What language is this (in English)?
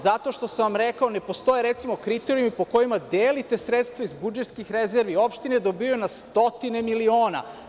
Serbian